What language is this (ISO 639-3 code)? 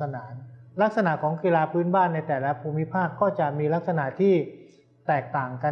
tha